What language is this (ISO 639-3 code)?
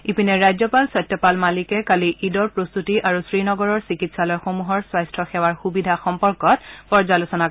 asm